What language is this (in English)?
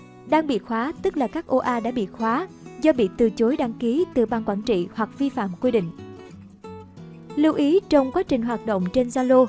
Vietnamese